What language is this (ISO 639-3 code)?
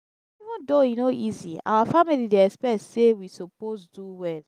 pcm